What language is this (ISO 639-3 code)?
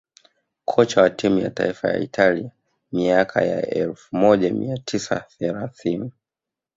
swa